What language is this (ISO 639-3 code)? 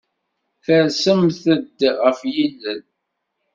kab